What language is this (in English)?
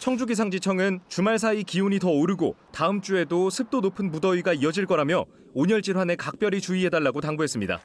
Korean